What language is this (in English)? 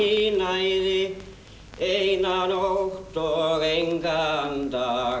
Icelandic